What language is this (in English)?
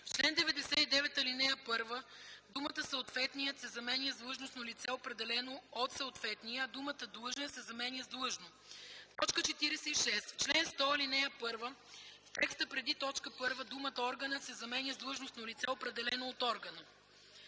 Bulgarian